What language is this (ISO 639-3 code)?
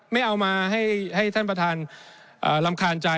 tha